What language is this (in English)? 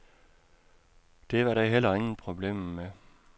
Danish